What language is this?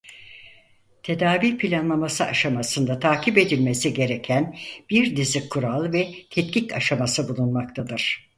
Turkish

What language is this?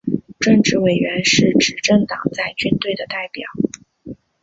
Chinese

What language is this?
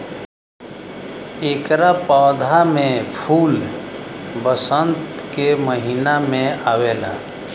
Bhojpuri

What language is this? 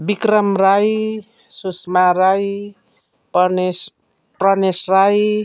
Nepali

